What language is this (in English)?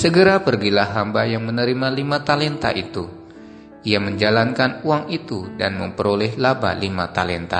Indonesian